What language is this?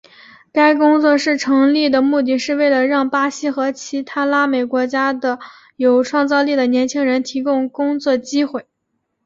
Chinese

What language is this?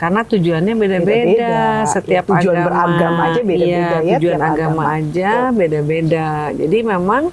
Indonesian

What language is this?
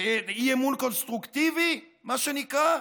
Hebrew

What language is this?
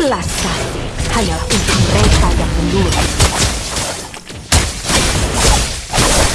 Indonesian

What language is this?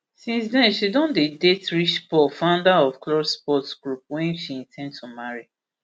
Nigerian Pidgin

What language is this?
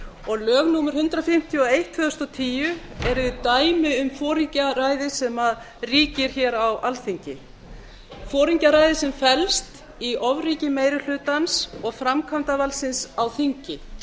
Icelandic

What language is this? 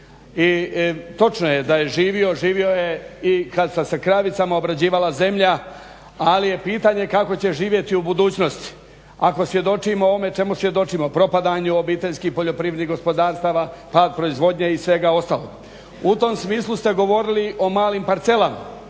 Croatian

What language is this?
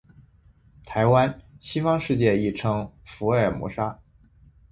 Chinese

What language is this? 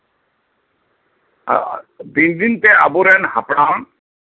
Santali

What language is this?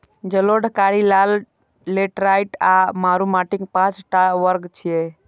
Maithili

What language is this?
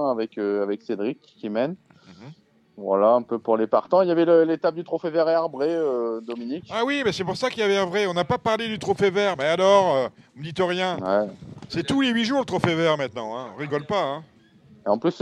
French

